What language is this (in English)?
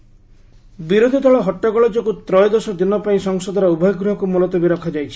Odia